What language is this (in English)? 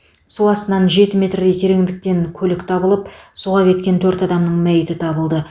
Kazakh